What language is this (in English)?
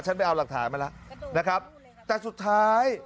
Thai